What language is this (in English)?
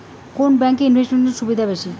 Bangla